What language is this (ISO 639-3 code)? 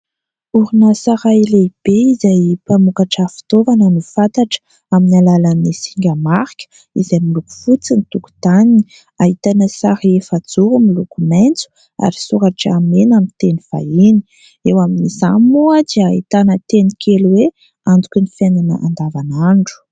mlg